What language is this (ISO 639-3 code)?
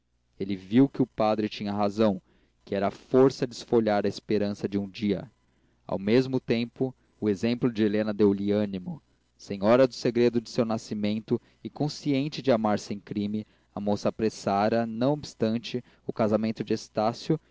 por